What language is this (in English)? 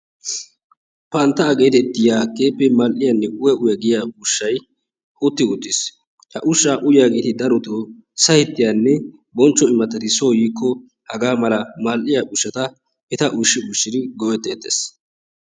Wolaytta